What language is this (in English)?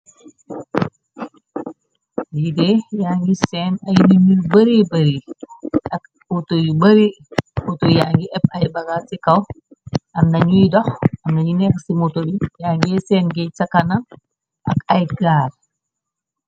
Wolof